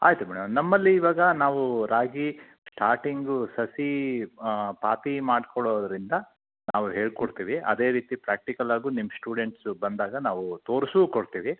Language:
Kannada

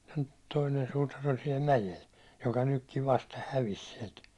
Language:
Finnish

